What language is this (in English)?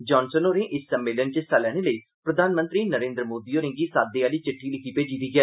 Dogri